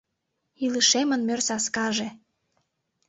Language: Mari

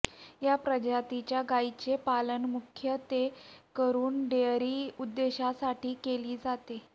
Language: Marathi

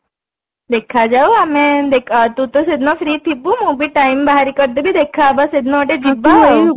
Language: Odia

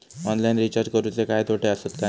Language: Marathi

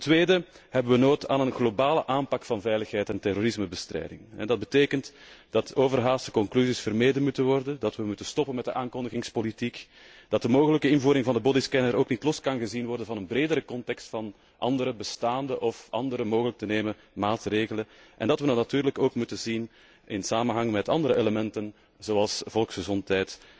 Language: Dutch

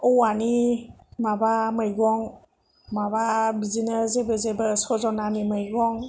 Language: Bodo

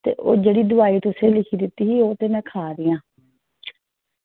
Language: Dogri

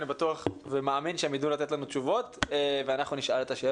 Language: Hebrew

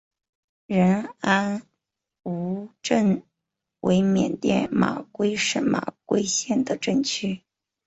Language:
Chinese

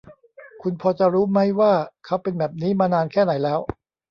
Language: Thai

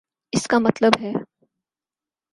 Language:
Urdu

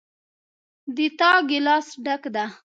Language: Pashto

